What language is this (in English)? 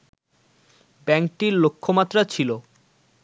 Bangla